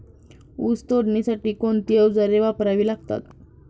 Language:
Marathi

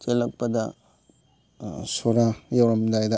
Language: Manipuri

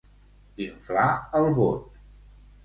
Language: Catalan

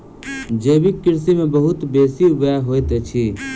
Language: Maithili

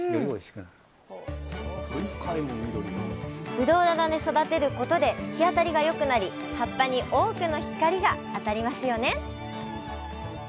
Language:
Japanese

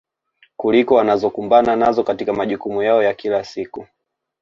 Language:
Swahili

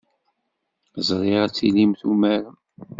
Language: Kabyle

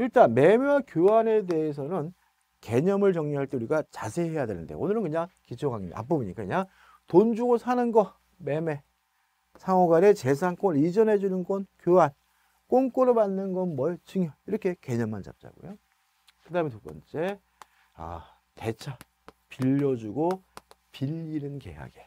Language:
Korean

